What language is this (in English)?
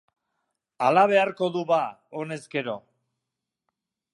Basque